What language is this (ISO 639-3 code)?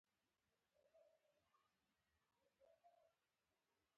pus